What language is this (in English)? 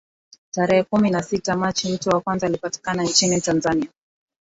Swahili